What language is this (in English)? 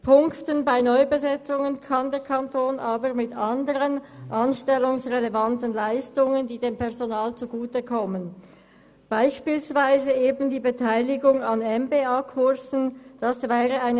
Swiss German